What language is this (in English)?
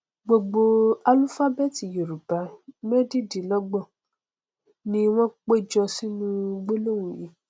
Yoruba